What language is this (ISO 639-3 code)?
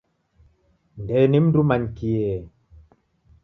dav